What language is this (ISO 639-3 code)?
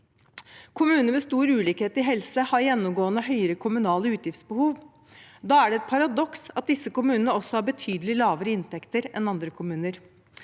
nor